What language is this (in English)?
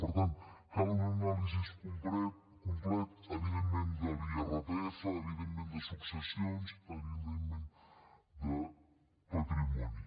Catalan